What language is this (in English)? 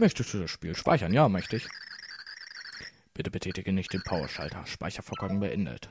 German